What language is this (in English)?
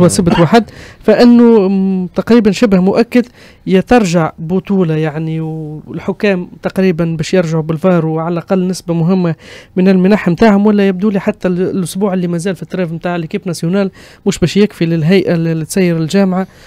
Arabic